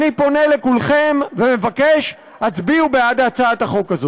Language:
Hebrew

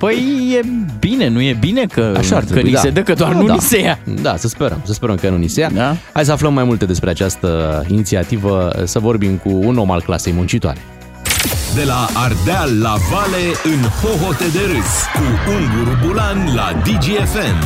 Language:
Romanian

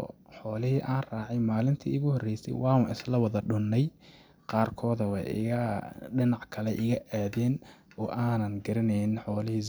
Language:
Somali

